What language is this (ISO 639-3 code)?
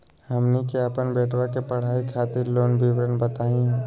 mag